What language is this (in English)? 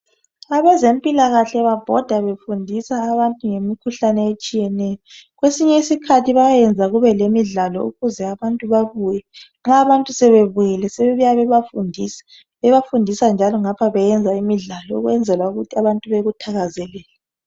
North Ndebele